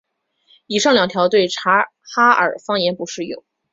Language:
Chinese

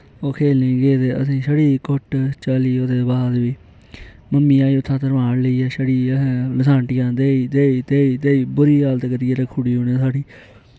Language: Dogri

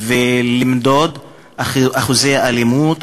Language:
Hebrew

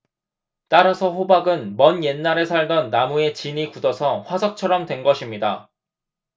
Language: Korean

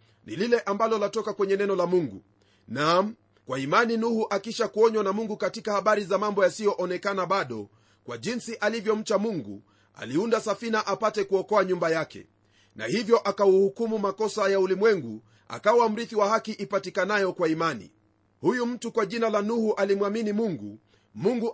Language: Swahili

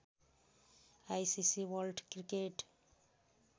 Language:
Nepali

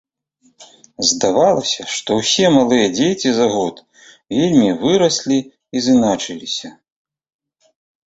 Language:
Belarusian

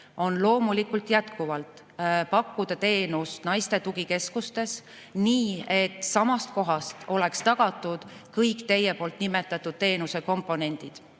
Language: Estonian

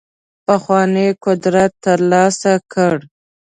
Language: Pashto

